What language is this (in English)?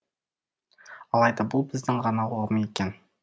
Kazakh